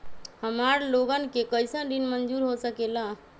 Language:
Magahi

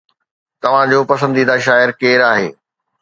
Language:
Sindhi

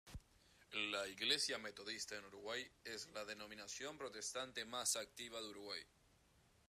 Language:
Spanish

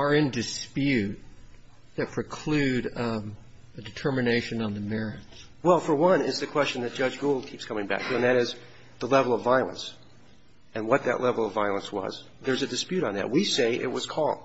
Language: English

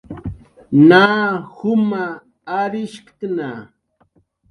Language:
Jaqaru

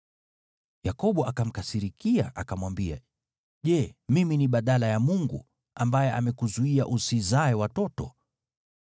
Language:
Swahili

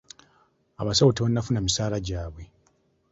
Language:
Ganda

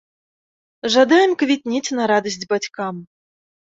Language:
Belarusian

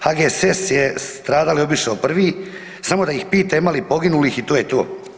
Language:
Croatian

